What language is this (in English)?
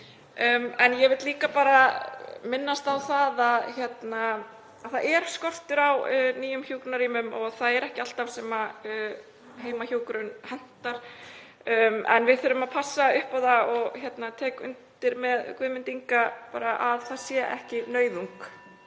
Icelandic